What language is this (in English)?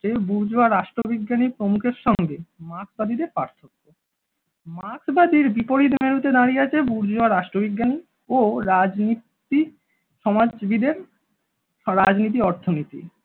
Bangla